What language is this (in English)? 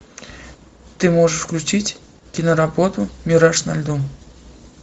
Russian